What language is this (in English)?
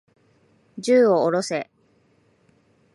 Japanese